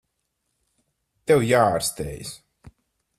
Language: Latvian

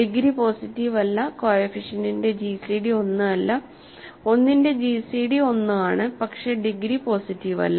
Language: Malayalam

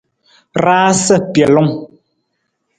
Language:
Nawdm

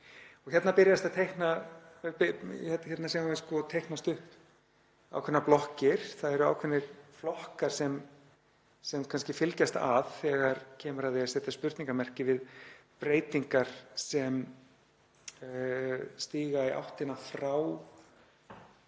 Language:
Icelandic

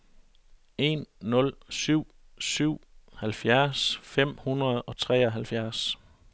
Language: Danish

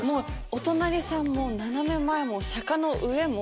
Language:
Japanese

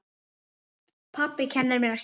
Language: Icelandic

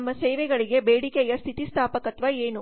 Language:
Kannada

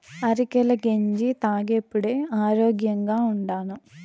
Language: Telugu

